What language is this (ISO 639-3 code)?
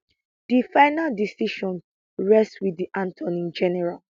pcm